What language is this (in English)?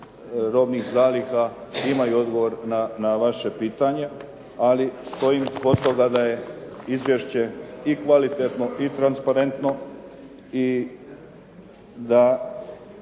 Croatian